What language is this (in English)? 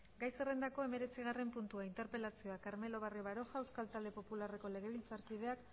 Basque